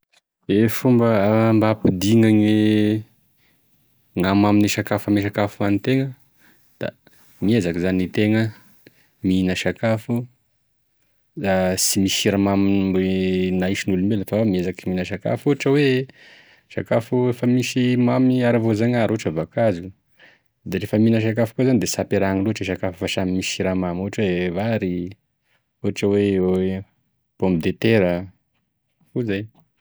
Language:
Tesaka Malagasy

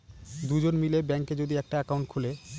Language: Bangla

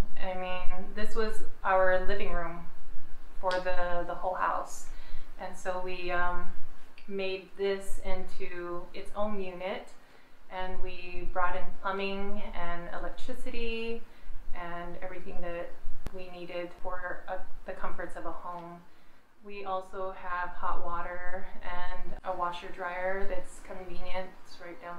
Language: English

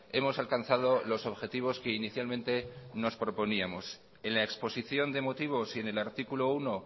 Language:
Spanish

